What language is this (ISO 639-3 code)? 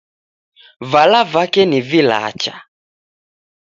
dav